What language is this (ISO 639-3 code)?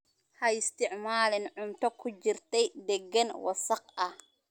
som